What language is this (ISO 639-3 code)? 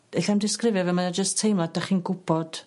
cym